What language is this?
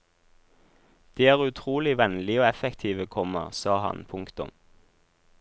Norwegian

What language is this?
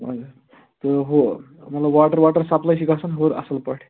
Kashmiri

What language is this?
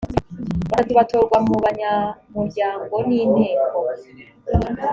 Kinyarwanda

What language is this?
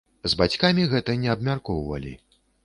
Belarusian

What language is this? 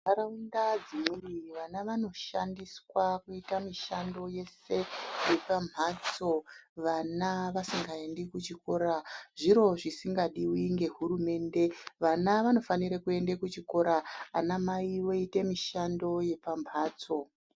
Ndau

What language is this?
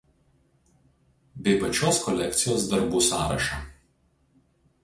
Lithuanian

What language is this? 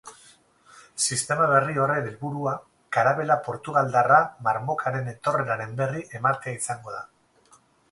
Basque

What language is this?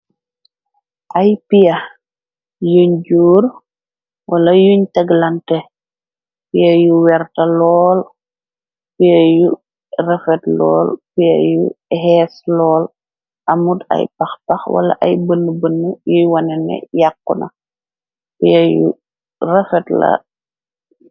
Wolof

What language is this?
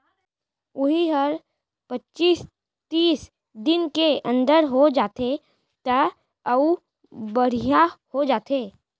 Chhattisgarhi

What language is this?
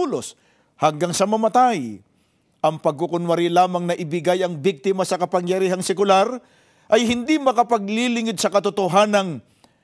Filipino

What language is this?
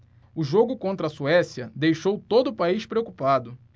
Portuguese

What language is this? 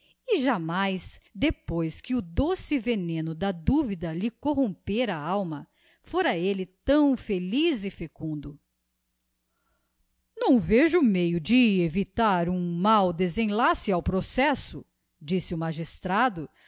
Portuguese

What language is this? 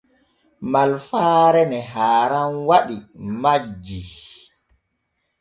Borgu Fulfulde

